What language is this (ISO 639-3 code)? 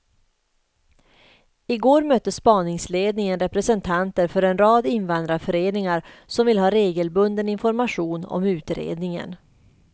swe